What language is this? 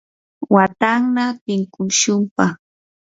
Yanahuanca Pasco Quechua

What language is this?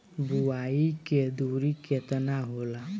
Bhojpuri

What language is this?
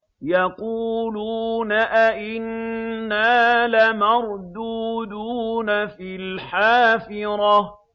Arabic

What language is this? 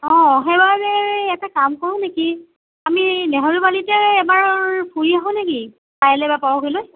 Assamese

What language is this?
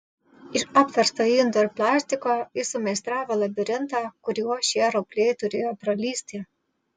Lithuanian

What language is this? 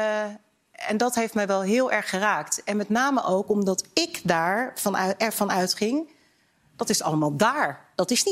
Dutch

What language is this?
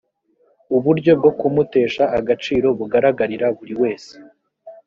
Kinyarwanda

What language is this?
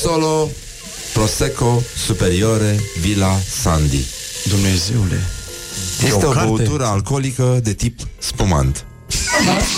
Romanian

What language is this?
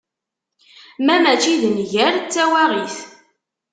Kabyle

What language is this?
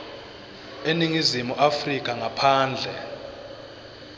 Swati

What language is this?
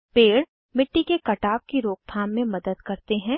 Hindi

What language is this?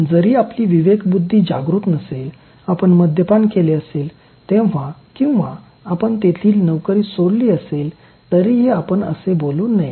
Marathi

